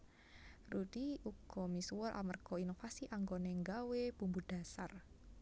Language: Javanese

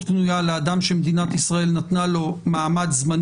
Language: Hebrew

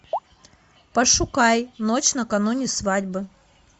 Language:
Russian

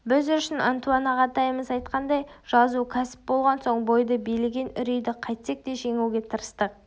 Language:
Kazakh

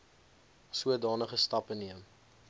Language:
Afrikaans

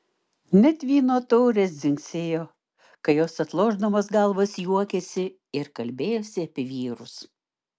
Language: Lithuanian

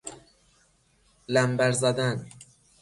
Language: Persian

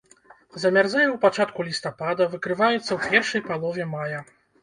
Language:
Belarusian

